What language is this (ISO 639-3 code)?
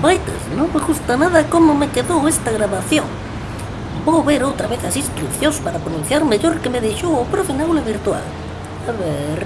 glg